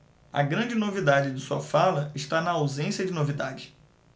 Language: Portuguese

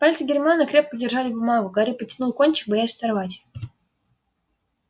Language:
Russian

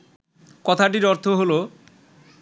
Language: Bangla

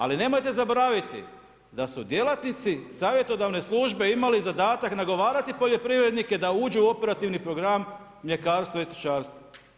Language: Croatian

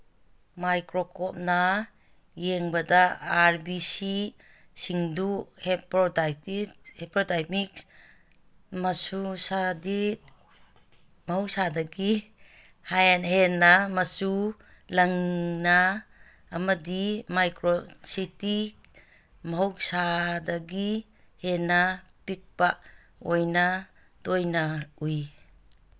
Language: Manipuri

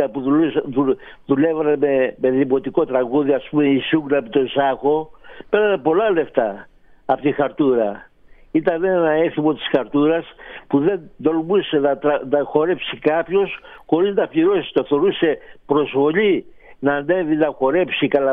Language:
Greek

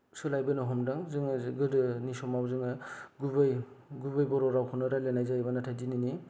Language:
Bodo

